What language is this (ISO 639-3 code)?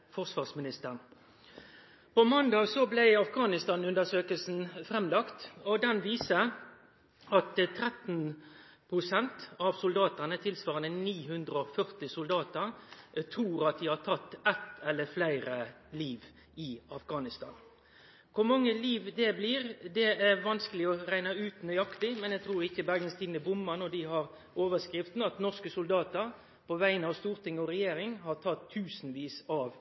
nno